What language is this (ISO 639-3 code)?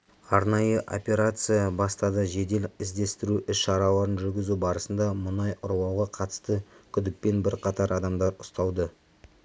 kaz